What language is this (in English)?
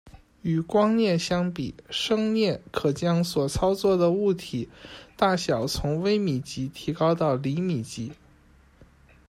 Chinese